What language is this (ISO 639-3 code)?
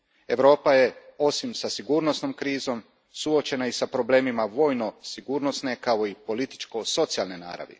hrv